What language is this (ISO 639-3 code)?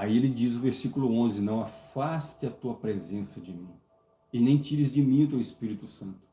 por